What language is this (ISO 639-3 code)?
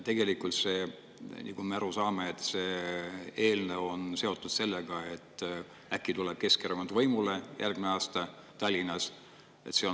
est